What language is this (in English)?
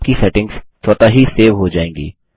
Hindi